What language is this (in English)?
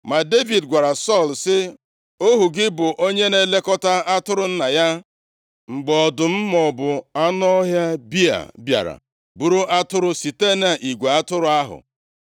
Igbo